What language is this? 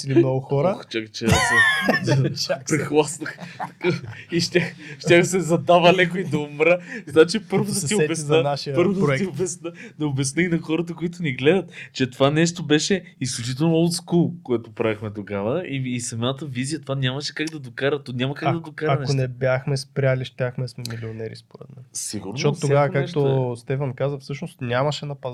Bulgarian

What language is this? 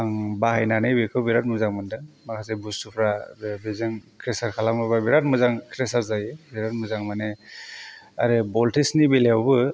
Bodo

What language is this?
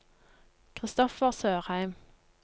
Norwegian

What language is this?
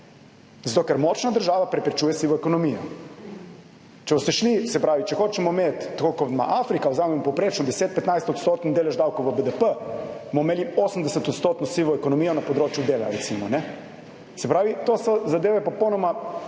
Slovenian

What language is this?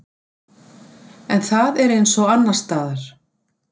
Icelandic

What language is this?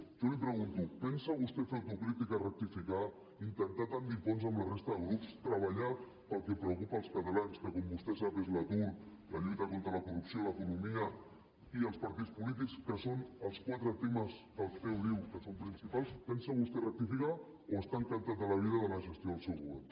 Catalan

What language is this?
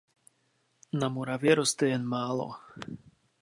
Czech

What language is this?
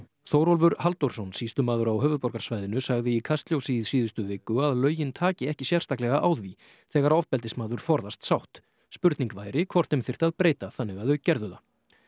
Icelandic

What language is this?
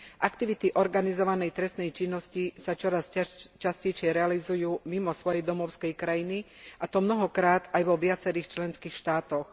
Slovak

